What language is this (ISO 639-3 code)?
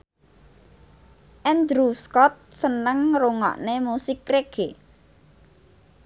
jav